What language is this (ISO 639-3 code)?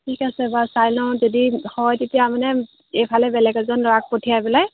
asm